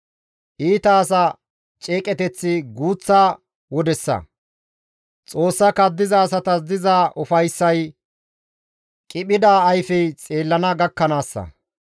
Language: Gamo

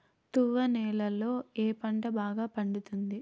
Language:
Telugu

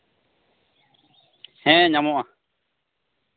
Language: Santali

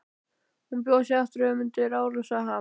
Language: Icelandic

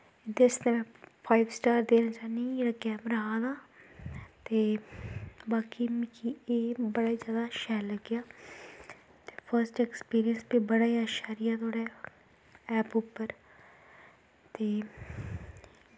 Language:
Dogri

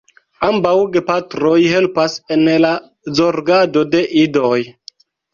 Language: Esperanto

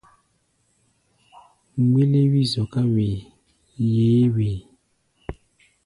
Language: Gbaya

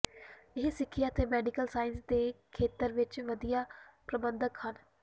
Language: Punjabi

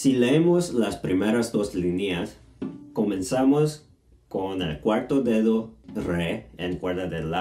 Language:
Spanish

